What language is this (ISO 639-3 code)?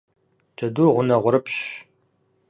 kbd